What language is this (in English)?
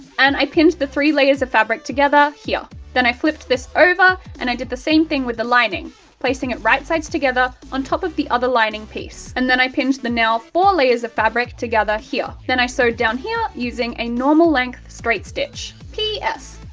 English